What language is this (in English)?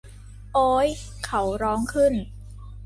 Thai